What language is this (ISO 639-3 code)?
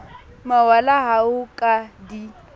sot